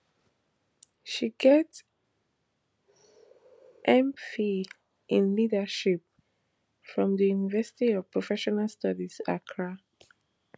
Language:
Nigerian Pidgin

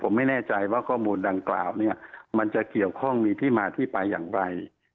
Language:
Thai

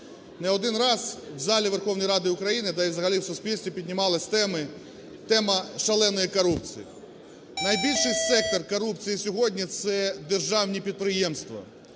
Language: Ukrainian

